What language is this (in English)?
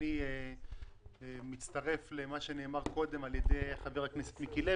Hebrew